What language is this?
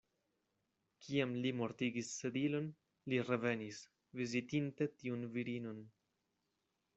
Esperanto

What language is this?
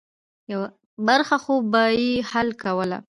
Pashto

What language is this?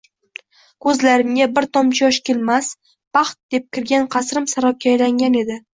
Uzbek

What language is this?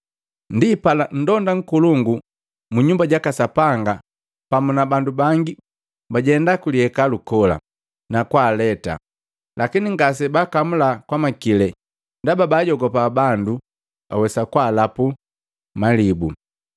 Matengo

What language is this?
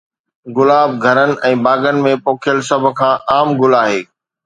Sindhi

